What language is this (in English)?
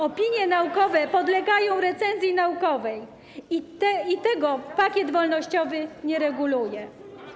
Polish